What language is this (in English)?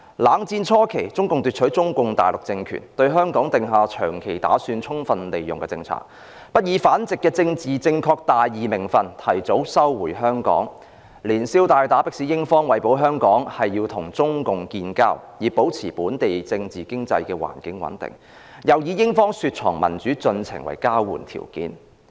Cantonese